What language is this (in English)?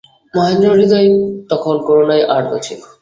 Bangla